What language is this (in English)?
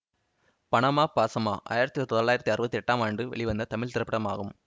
Tamil